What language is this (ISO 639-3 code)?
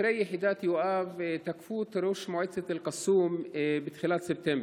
heb